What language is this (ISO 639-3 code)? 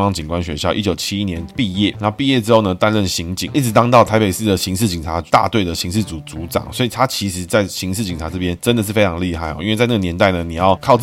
zho